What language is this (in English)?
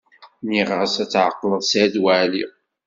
Kabyle